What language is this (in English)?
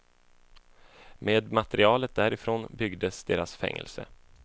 Swedish